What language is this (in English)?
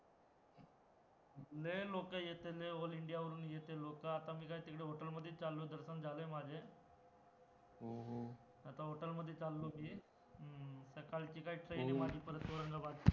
Marathi